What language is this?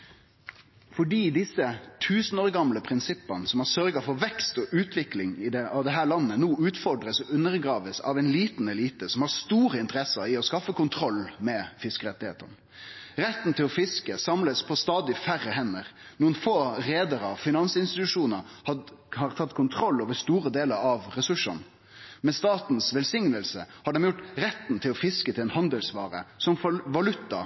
Norwegian Nynorsk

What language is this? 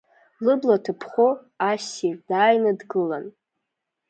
Abkhazian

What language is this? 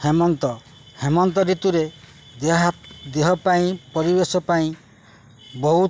Odia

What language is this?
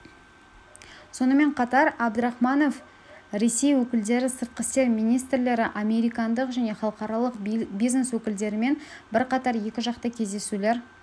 Kazakh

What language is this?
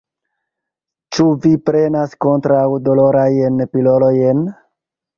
Esperanto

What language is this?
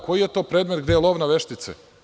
Serbian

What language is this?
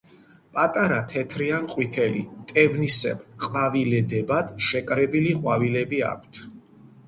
Georgian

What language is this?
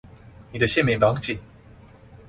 Chinese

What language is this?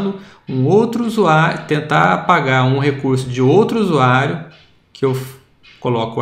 Portuguese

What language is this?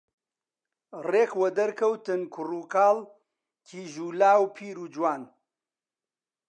Central Kurdish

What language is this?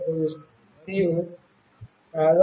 Telugu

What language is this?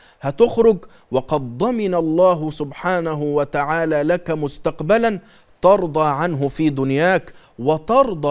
Arabic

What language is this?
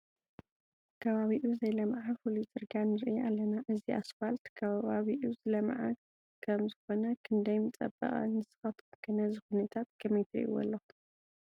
Tigrinya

